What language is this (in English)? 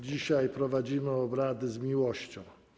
Polish